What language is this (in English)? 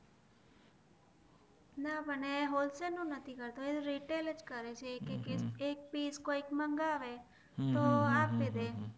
Gujarati